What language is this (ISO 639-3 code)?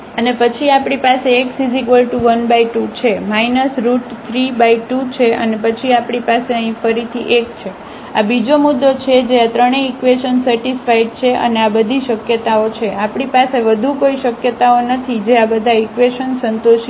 guj